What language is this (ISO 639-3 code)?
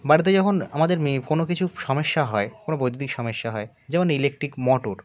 ben